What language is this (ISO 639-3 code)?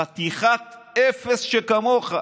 heb